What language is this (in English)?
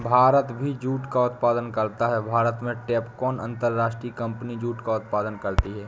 Hindi